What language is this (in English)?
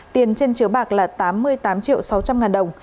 Vietnamese